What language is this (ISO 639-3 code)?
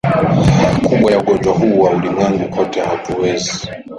swa